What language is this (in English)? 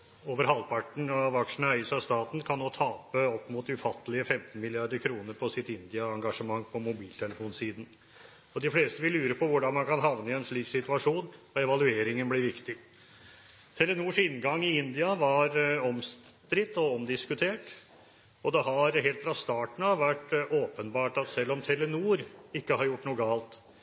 Norwegian Bokmål